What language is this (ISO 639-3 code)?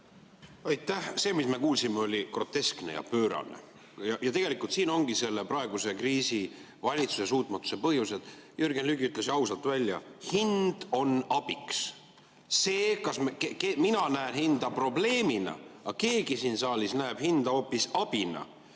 est